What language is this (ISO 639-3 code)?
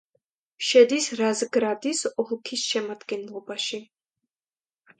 kat